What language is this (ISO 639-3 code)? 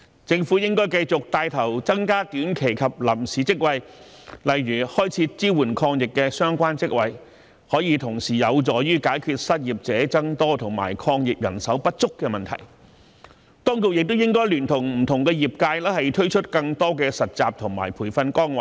yue